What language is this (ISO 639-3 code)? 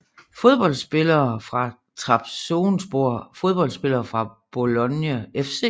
dan